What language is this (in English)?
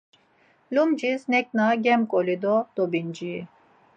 Laz